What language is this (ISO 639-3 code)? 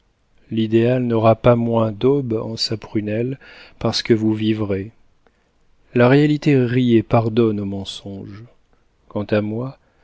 fra